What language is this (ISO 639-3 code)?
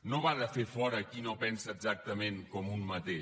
cat